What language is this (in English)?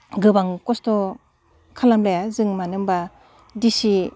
Bodo